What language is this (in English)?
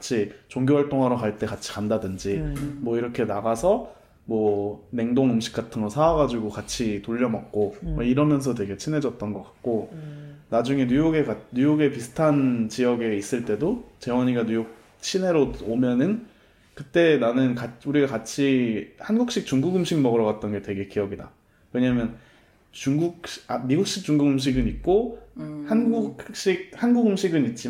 Korean